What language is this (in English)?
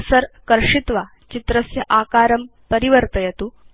Sanskrit